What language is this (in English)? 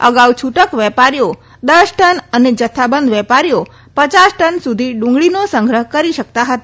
Gujarati